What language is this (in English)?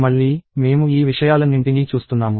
Telugu